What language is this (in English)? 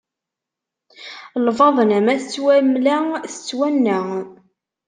Kabyle